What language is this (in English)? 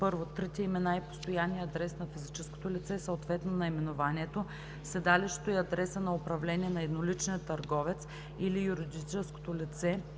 Bulgarian